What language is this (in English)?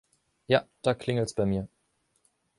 German